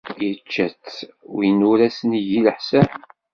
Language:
Kabyle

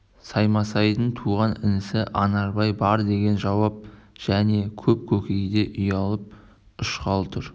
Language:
Kazakh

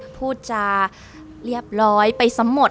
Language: Thai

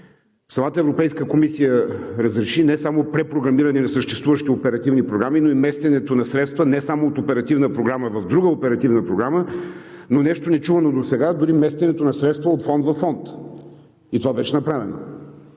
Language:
Bulgarian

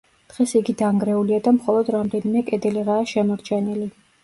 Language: Georgian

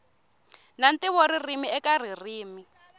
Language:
Tsonga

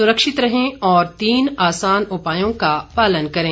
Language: Hindi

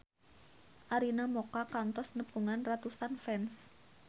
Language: Sundanese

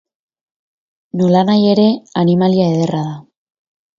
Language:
Basque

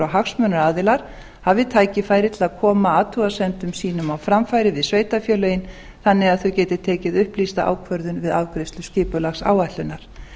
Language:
Icelandic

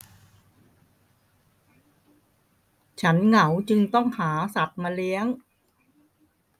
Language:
Thai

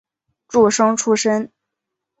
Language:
Chinese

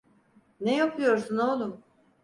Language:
Turkish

